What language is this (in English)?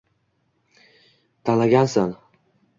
Uzbek